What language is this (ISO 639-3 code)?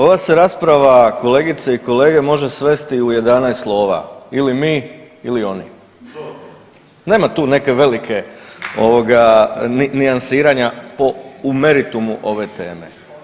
hrv